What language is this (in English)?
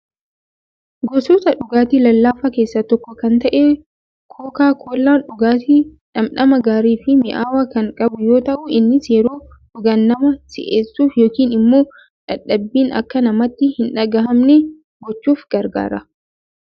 Oromo